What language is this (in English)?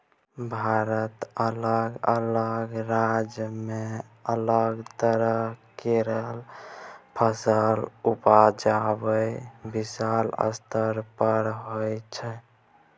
Maithili